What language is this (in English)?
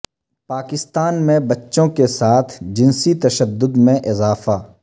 Urdu